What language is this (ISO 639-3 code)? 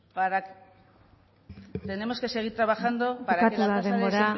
spa